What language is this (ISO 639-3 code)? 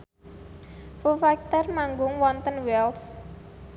jav